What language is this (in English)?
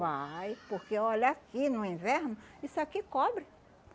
Portuguese